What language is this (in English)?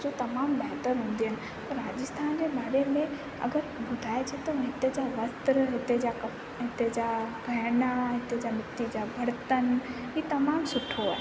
Sindhi